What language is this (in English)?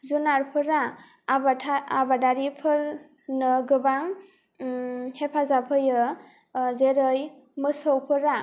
Bodo